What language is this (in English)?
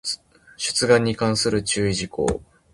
Japanese